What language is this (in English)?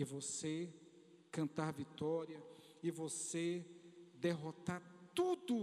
Portuguese